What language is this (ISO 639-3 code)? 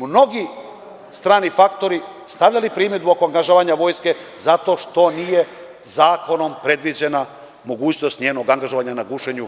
srp